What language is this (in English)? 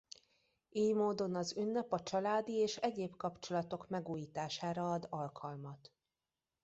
Hungarian